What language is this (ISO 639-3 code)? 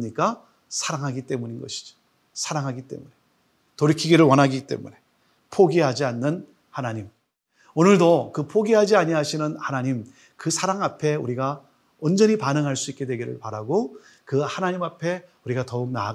kor